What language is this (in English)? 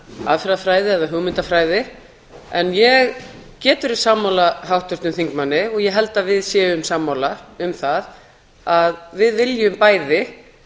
Icelandic